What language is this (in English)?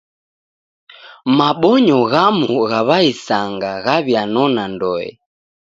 Taita